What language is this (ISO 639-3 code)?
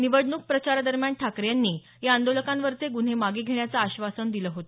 mar